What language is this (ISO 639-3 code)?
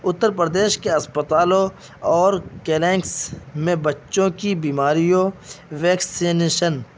urd